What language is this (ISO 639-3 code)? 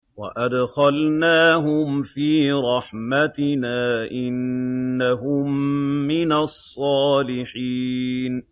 ara